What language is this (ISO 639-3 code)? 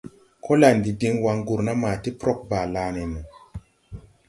tui